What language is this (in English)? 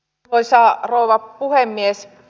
Finnish